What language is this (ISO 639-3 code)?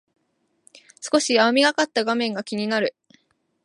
jpn